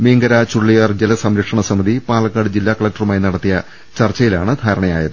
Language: Malayalam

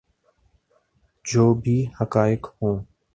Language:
Urdu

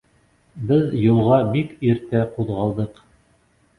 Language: Bashkir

